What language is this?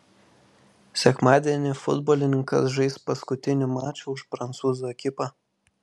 Lithuanian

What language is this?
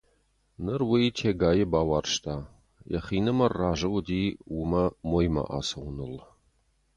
Ossetic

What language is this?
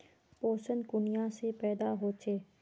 Magahi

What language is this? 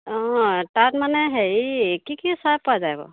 Assamese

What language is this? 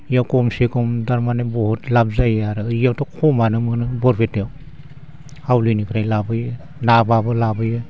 Bodo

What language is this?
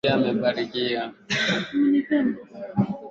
Swahili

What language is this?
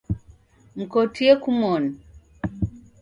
Taita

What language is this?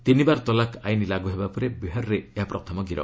Odia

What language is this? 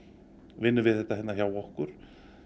Icelandic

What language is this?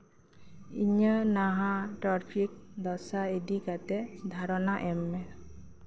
Santali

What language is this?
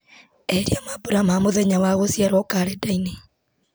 Kikuyu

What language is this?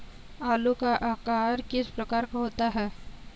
Hindi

